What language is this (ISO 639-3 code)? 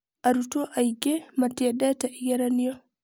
kik